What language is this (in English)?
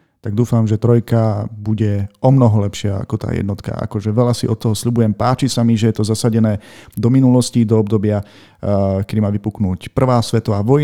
Slovak